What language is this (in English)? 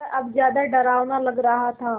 Hindi